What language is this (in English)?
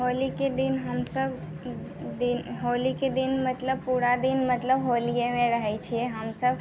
Maithili